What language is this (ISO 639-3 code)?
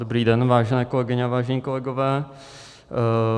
ces